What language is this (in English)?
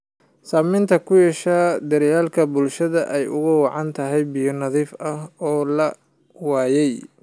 Somali